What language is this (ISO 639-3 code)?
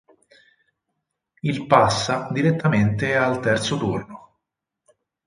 ita